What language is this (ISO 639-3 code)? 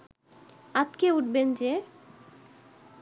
ben